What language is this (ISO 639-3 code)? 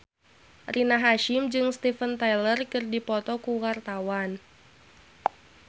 sun